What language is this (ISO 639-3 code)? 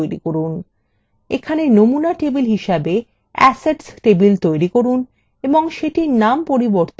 ben